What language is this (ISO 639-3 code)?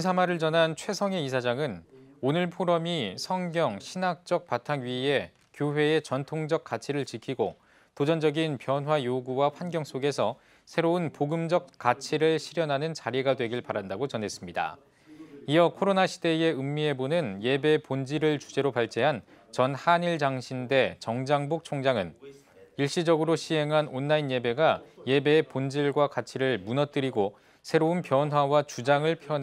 kor